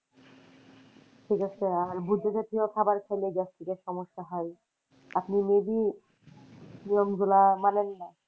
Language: Bangla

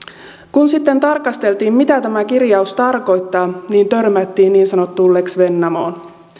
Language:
Finnish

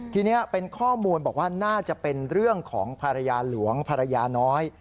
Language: Thai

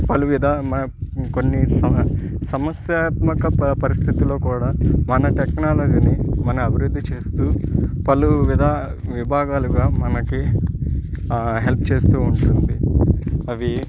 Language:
Telugu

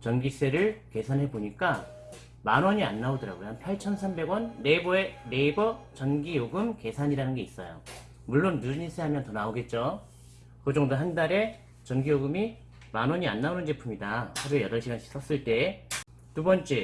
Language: Korean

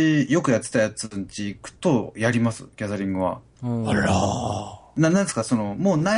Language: Japanese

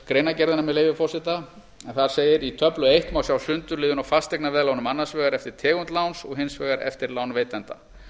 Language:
Icelandic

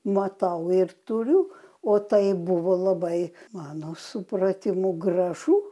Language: Lithuanian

